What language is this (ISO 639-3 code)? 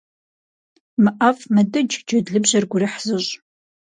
kbd